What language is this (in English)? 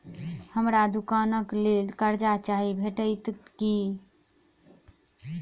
Maithili